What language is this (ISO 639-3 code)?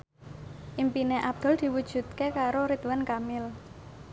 jav